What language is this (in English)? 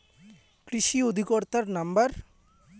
Bangla